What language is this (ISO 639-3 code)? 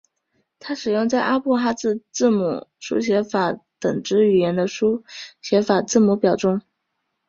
zho